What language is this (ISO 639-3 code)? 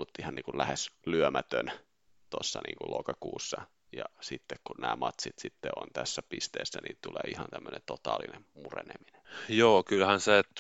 fin